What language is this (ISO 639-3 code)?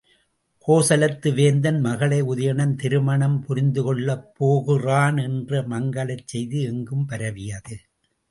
tam